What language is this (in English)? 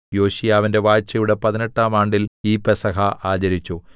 Malayalam